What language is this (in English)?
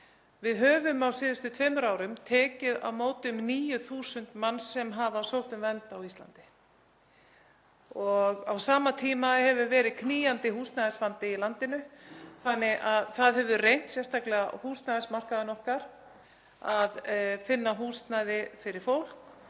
Icelandic